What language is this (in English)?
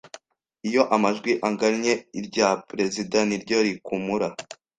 Kinyarwanda